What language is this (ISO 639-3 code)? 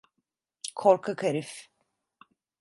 tur